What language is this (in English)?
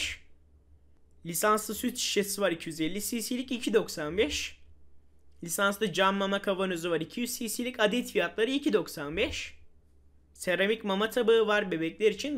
Turkish